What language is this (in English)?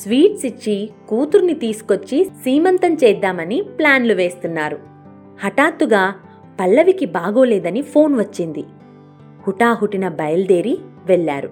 Telugu